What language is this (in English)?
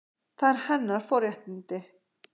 Icelandic